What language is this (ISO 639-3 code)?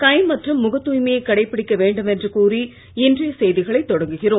tam